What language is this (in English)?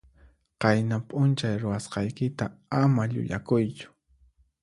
Puno Quechua